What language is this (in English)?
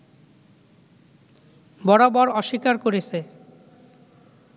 Bangla